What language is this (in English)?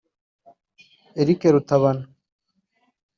Kinyarwanda